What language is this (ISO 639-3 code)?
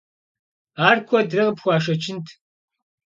kbd